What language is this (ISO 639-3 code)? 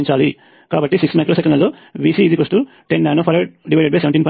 tel